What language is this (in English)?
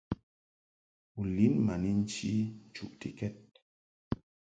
Mungaka